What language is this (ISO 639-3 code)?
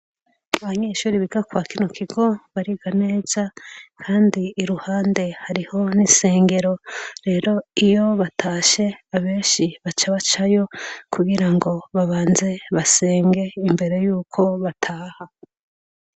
run